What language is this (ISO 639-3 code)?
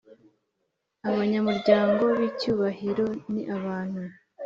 kin